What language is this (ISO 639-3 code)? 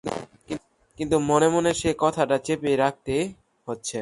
ben